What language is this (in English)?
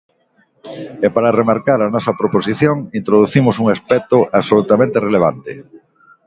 Galician